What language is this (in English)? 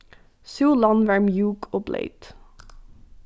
Faroese